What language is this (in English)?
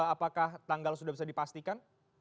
Indonesian